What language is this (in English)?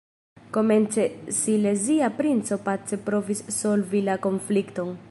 Esperanto